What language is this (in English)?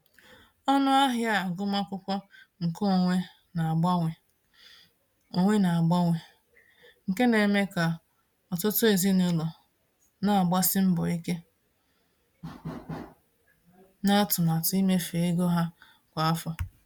Igbo